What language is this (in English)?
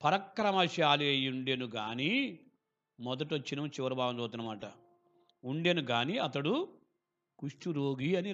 Telugu